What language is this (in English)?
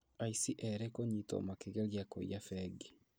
Kikuyu